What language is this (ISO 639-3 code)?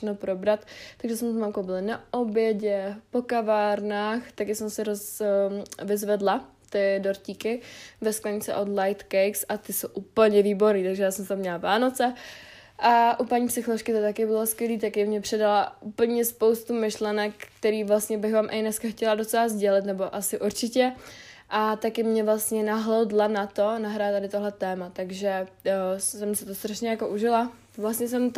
ces